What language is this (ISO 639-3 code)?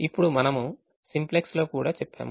tel